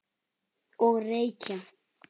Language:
Icelandic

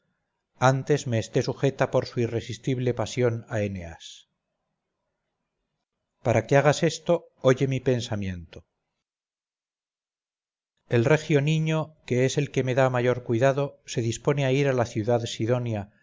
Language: Spanish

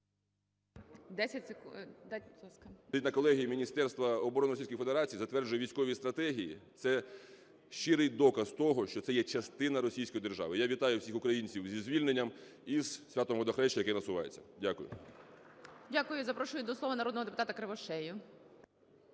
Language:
Ukrainian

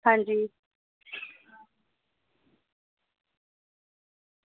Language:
Dogri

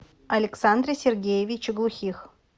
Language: Russian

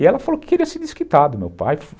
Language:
Portuguese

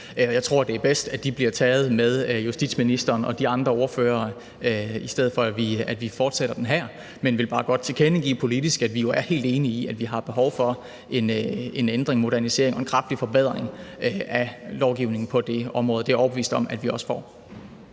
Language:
Danish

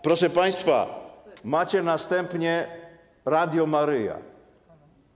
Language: Polish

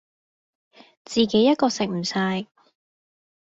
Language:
Cantonese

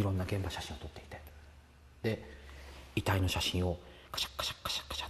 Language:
Japanese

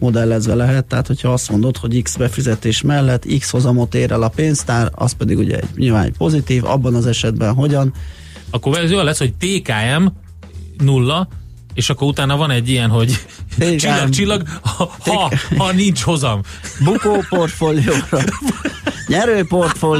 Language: Hungarian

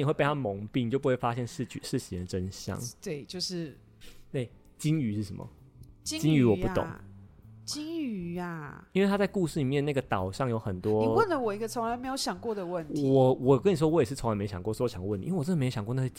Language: Chinese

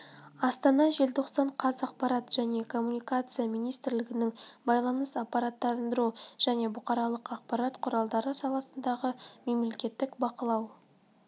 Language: Kazakh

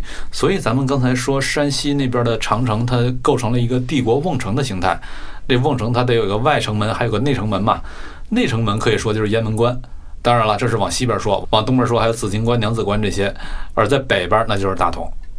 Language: Chinese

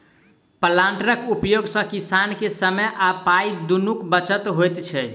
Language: Maithili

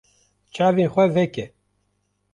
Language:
Kurdish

